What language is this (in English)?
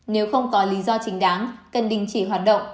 Vietnamese